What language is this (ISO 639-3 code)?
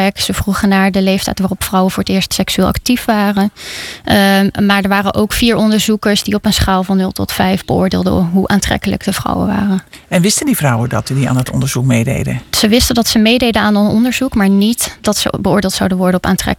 nld